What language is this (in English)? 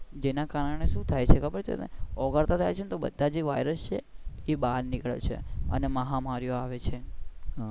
Gujarati